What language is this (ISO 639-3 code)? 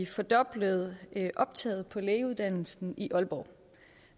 dan